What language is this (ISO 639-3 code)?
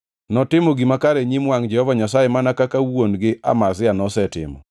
luo